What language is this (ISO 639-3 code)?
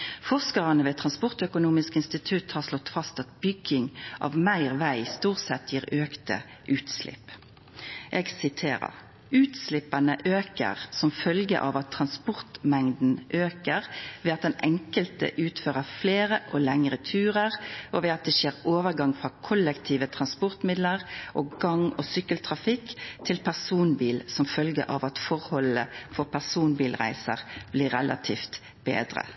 nno